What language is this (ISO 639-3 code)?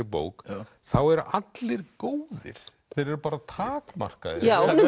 isl